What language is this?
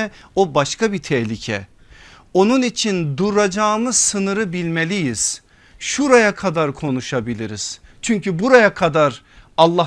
Turkish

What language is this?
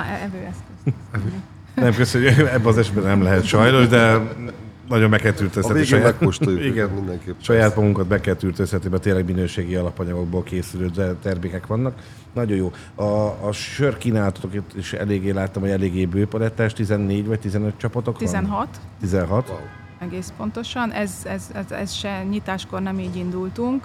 Hungarian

